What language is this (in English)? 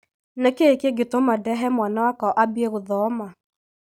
Kikuyu